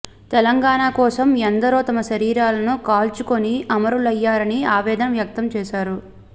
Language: Telugu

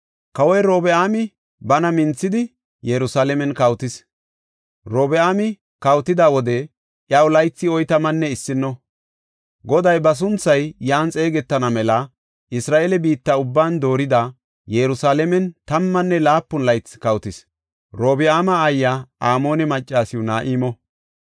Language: Gofa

